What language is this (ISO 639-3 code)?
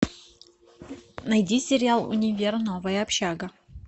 rus